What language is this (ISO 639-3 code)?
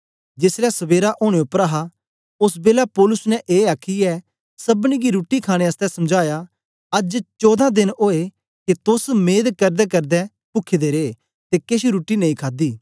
doi